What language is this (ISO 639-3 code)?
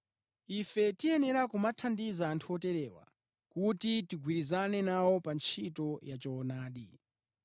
nya